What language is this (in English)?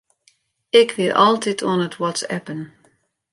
Western Frisian